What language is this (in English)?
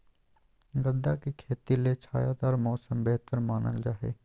Magahi